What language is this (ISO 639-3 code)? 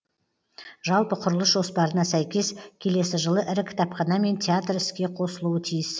kaz